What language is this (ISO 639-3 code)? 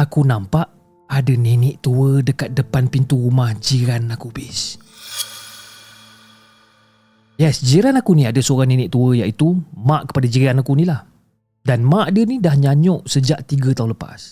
msa